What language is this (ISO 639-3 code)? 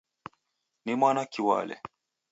dav